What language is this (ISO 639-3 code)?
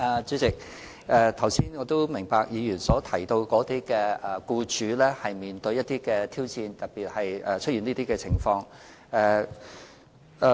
yue